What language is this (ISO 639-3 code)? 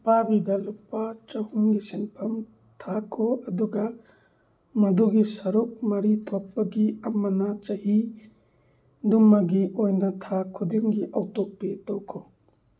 mni